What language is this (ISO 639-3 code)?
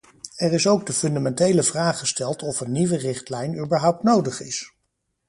nld